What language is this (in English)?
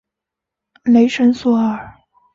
Chinese